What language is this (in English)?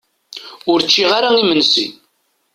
Kabyle